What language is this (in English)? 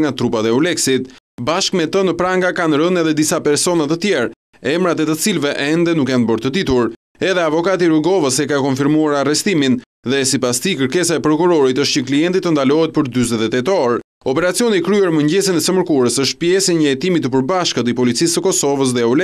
Romanian